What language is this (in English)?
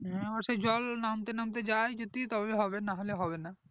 Bangla